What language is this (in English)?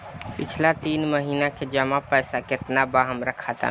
Bhojpuri